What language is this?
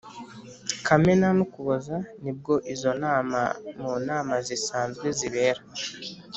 Kinyarwanda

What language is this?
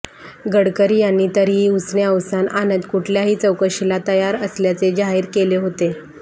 Marathi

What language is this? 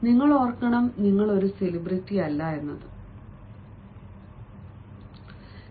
Malayalam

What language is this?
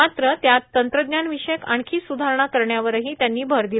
Marathi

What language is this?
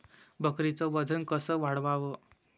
Marathi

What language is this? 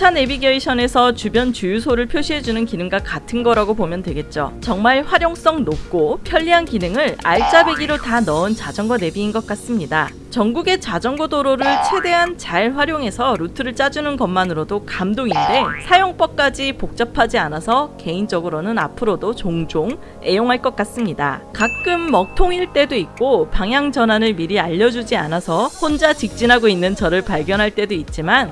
Korean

